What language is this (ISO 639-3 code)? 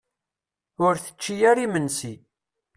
kab